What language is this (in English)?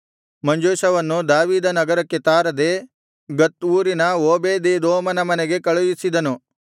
Kannada